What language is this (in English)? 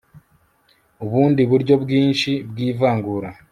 Kinyarwanda